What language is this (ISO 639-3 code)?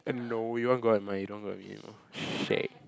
eng